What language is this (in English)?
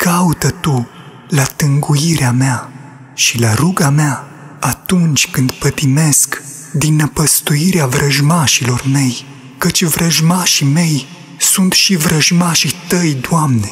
Romanian